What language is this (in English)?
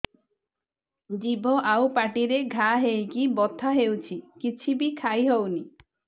Odia